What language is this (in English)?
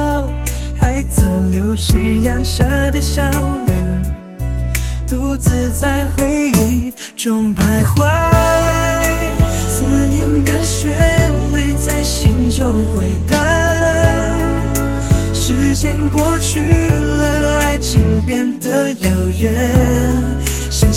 Chinese